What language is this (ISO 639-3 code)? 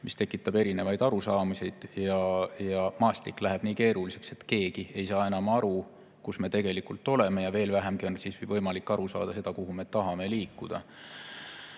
est